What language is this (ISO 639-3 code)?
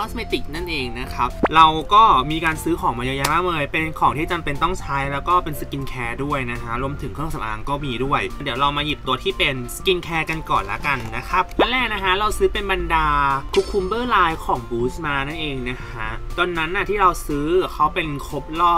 tha